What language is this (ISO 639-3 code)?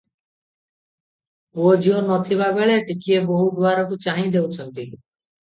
ori